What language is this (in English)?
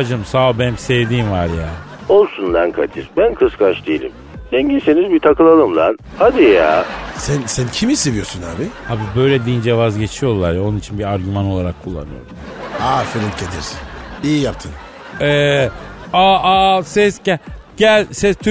Turkish